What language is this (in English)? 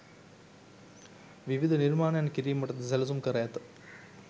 Sinhala